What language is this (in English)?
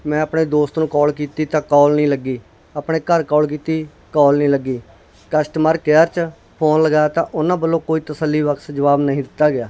Punjabi